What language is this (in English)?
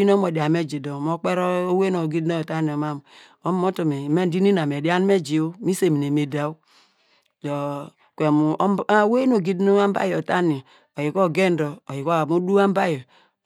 Degema